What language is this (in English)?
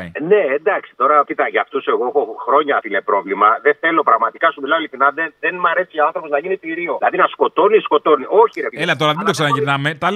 Greek